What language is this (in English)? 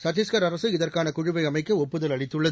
Tamil